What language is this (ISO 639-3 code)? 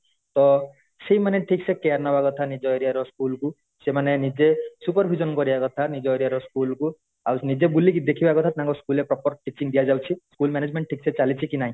ori